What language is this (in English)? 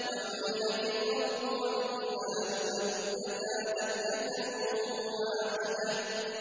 Arabic